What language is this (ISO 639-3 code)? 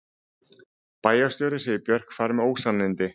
isl